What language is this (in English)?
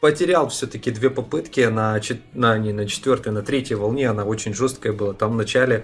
Russian